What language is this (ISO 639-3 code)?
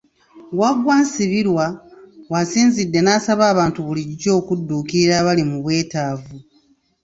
lug